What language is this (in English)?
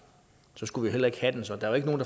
Danish